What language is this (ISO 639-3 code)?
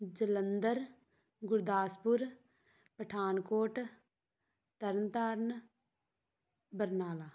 pan